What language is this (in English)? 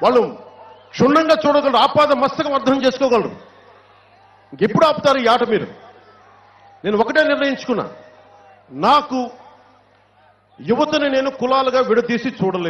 Turkish